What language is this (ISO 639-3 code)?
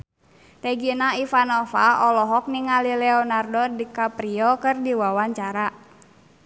sun